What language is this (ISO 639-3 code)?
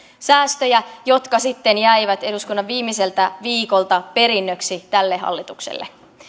fin